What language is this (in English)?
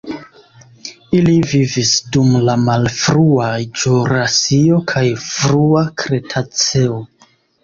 Esperanto